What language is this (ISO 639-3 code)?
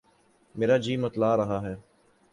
urd